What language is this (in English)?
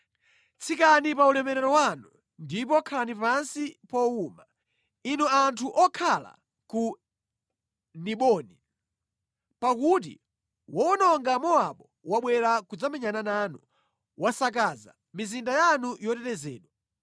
Nyanja